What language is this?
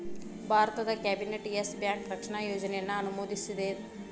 Kannada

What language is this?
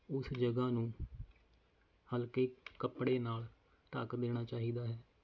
Punjabi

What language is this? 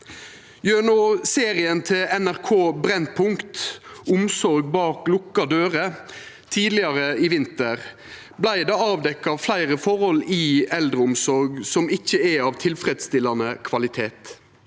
Norwegian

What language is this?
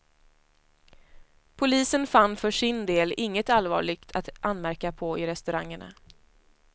Swedish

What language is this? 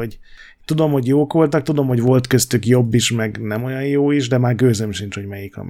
Hungarian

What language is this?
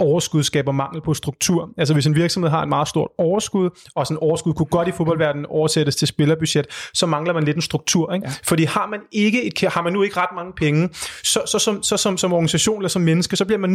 Danish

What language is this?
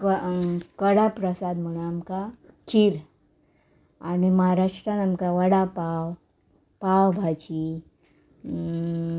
Konkani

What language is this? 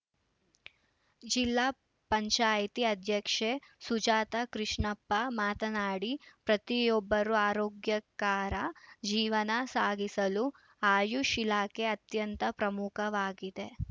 Kannada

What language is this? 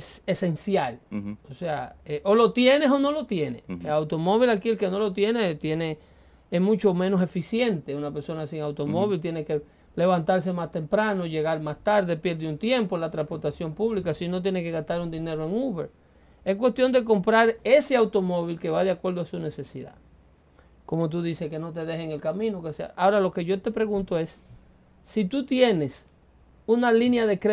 Spanish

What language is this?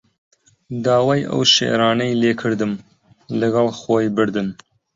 Central Kurdish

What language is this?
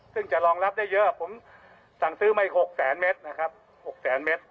Thai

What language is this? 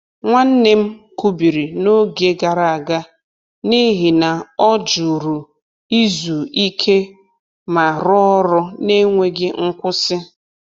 Igbo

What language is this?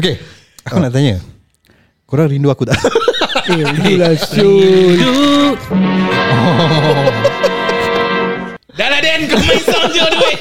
Malay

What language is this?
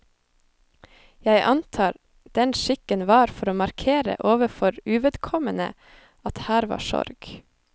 Norwegian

